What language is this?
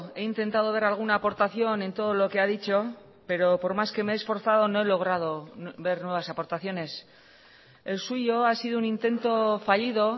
Spanish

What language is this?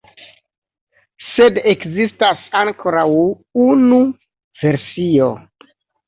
Esperanto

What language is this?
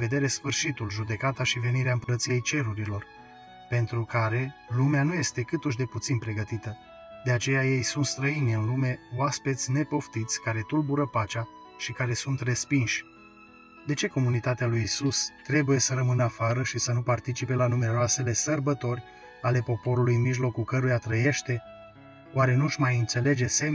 Romanian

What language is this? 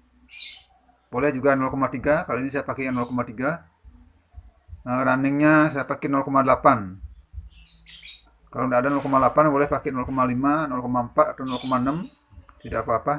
Indonesian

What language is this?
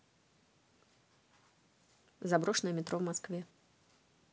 Russian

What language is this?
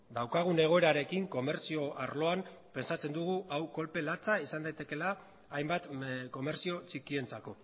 Basque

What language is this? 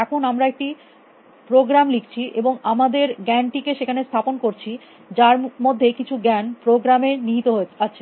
Bangla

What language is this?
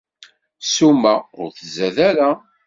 Kabyle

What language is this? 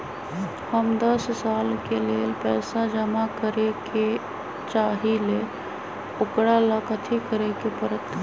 Magahi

